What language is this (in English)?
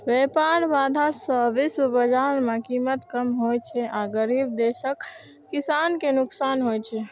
Maithili